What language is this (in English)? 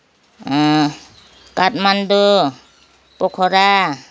Nepali